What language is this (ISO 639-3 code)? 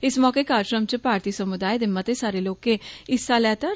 doi